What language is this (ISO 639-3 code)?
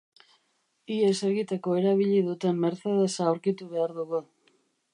eus